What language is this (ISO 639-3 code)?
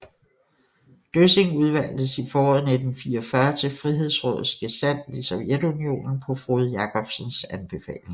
dan